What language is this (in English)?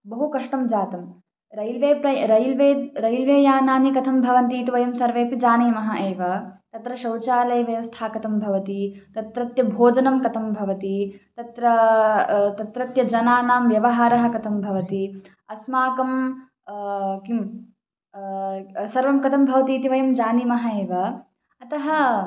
Sanskrit